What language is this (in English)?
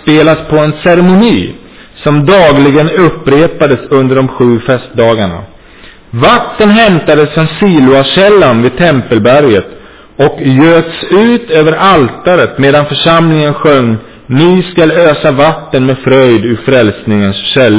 Swedish